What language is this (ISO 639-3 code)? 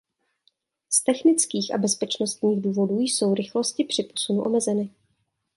ces